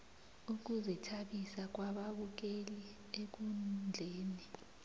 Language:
South Ndebele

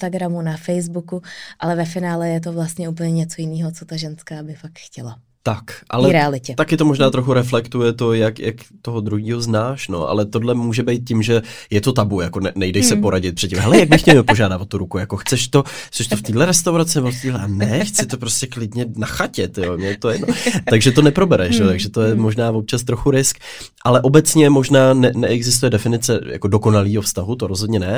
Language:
Czech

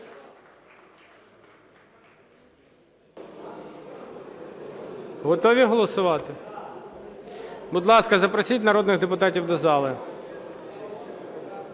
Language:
Ukrainian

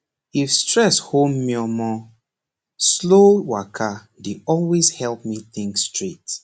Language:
Nigerian Pidgin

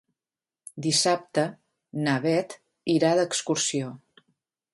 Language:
Catalan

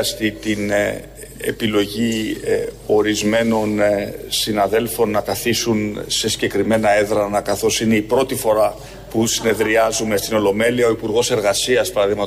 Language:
Greek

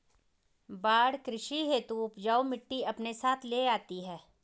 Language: Hindi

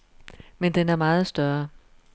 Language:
Danish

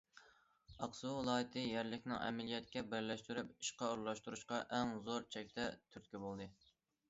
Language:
Uyghur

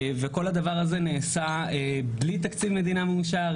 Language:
Hebrew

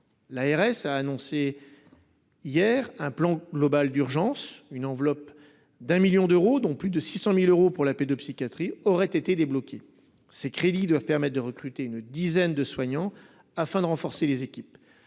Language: French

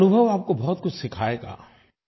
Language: Hindi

